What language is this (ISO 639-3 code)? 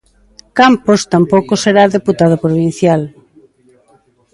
glg